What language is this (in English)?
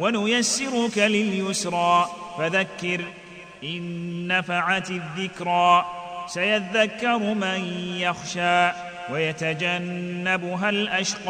Arabic